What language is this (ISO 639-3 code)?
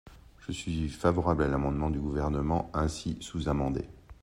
fra